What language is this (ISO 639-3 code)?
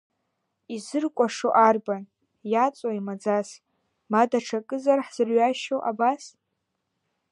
abk